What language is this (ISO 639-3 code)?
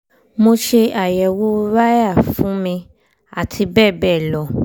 yor